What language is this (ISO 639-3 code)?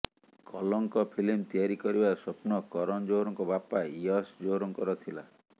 ori